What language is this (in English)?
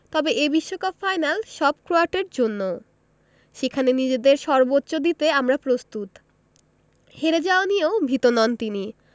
Bangla